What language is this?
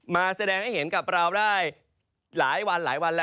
Thai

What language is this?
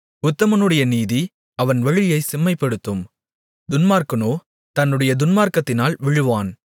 Tamil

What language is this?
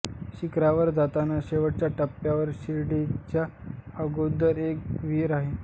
Marathi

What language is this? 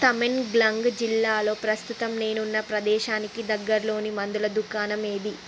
Telugu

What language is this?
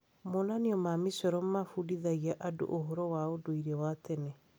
Kikuyu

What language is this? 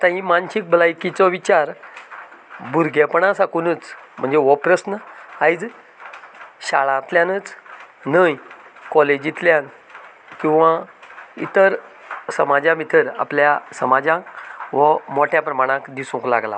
Konkani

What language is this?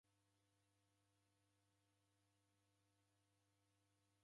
Taita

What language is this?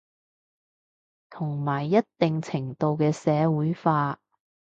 Cantonese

